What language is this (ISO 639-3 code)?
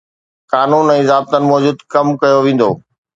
snd